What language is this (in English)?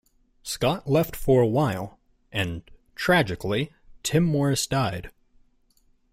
English